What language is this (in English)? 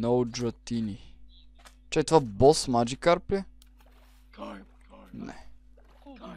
Bulgarian